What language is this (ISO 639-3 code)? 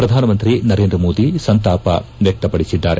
kan